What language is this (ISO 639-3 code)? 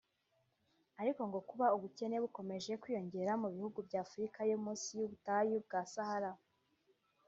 kin